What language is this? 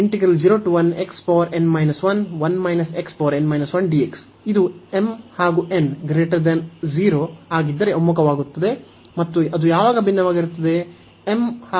Kannada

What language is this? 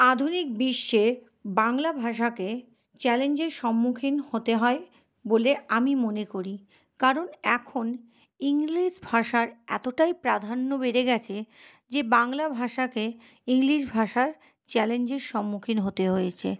Bangla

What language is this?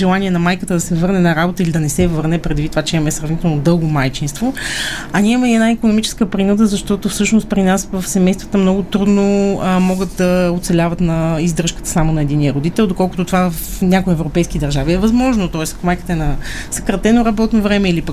Bulgarian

